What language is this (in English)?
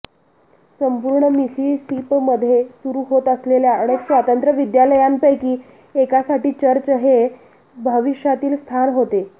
Marathi